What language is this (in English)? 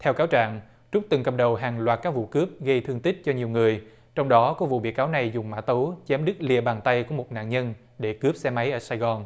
Vietnamese